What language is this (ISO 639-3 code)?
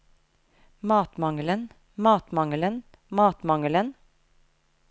nor